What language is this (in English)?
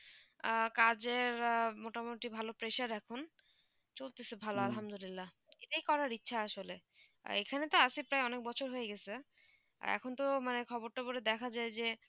Bangla